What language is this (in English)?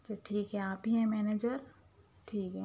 Urdu